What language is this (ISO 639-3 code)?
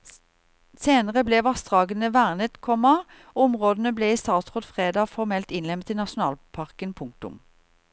nor